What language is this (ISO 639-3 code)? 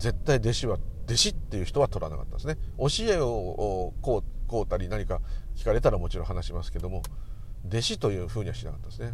jpn